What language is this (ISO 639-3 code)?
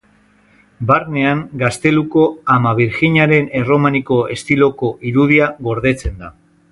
eus